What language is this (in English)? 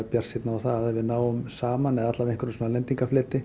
Icelandic